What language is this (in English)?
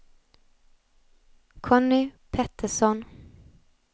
Swedish